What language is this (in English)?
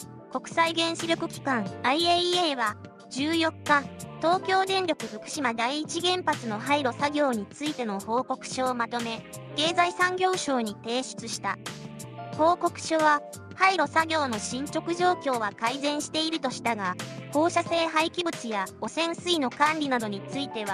Japanese